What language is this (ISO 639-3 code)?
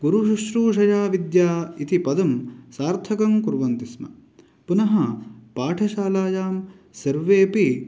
san